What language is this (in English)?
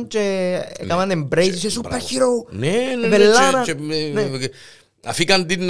Greek